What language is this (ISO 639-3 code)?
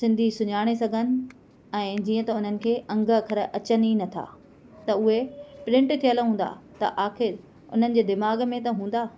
snd